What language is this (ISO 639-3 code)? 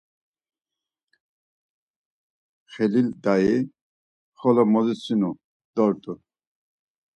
lzz